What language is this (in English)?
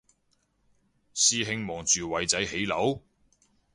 Cantonese